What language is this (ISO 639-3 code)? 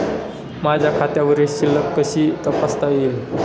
mar